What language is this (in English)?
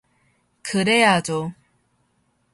Korean